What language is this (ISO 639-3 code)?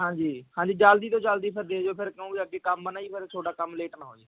pan